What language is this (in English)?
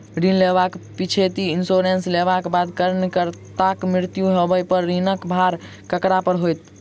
Maithili